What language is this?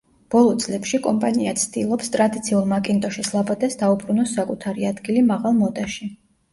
Georgian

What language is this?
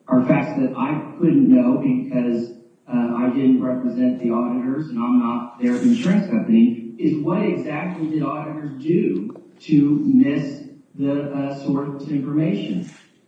English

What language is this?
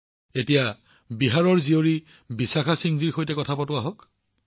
Assamese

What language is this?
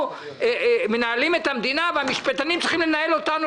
Hebrew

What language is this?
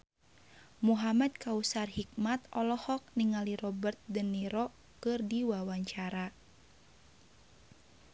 Sundanese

